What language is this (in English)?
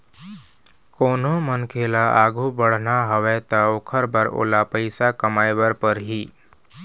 Chhattisgarhi